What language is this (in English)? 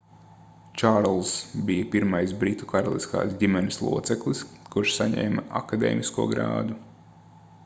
Latvian